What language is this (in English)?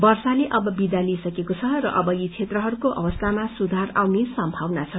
Nepali